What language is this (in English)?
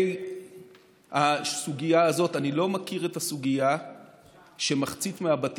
Hebrew